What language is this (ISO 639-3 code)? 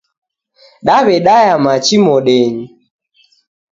dav